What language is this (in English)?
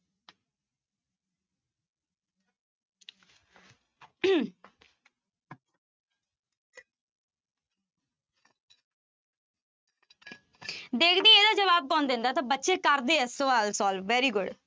Punjabi